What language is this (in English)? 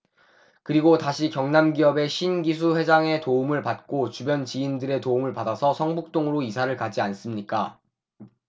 Korean